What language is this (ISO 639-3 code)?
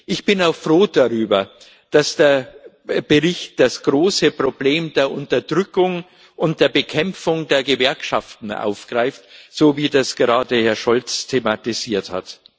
deu